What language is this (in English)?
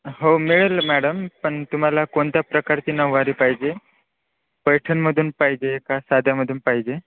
Marathi